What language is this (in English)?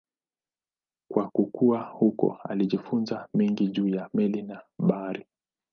Swahili